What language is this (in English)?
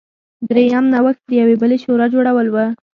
Pashto